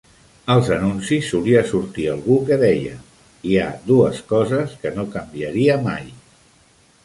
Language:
Catalan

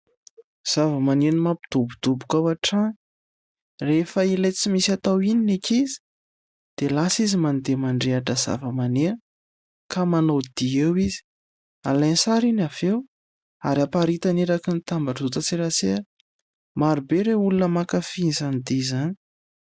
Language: Malagasy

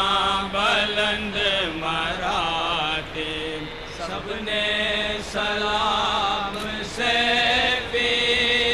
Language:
Arabic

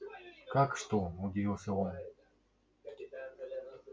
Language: Russian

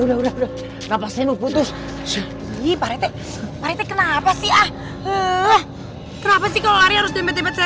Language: Indonesian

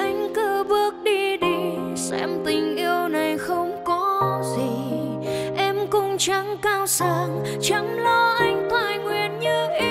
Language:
Vietnamese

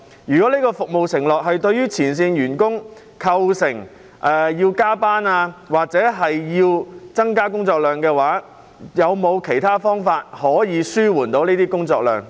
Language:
Cantonese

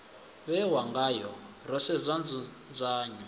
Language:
Venda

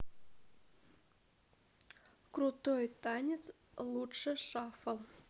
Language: Russian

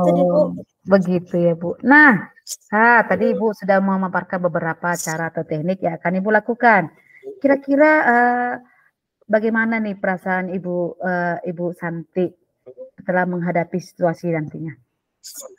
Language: Indonesian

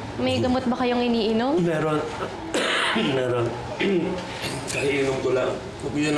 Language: Filipino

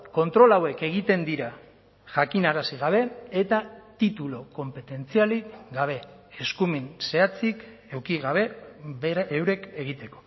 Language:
Basque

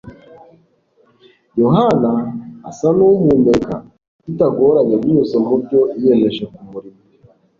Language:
Kinyarwanda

